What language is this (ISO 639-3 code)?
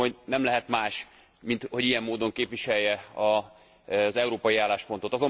hun